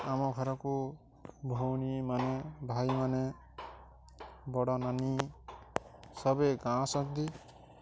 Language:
Odia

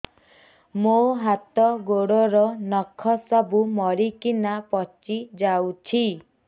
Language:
Odia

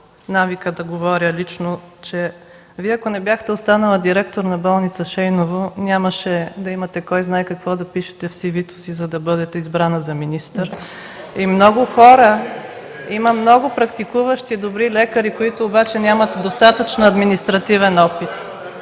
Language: Bulgarian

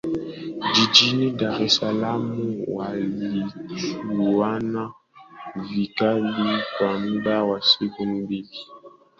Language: Swahili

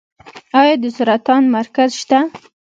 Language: Pashto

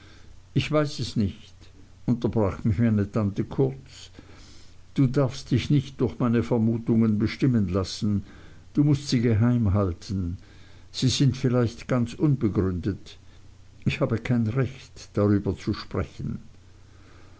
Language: German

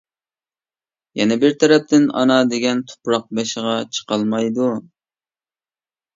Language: Uyghur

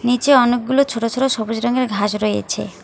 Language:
Bangla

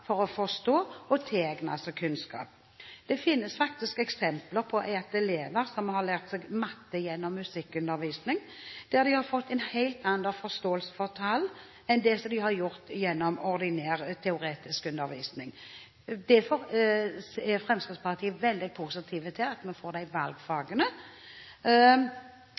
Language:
Norwegian Bokmål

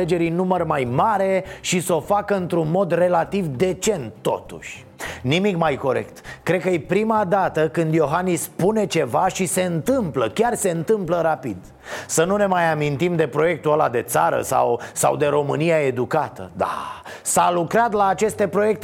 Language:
Romanian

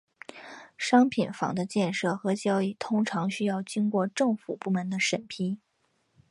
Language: Chinese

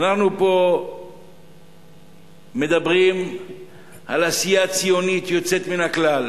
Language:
Hebrew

